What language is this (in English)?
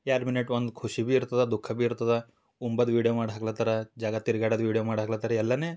Kannada